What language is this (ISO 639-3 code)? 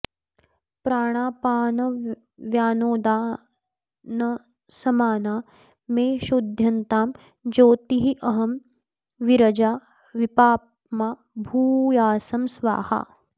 san